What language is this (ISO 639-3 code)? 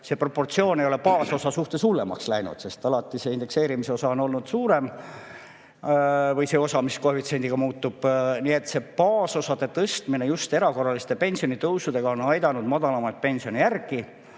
est